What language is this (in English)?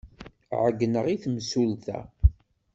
Kabyle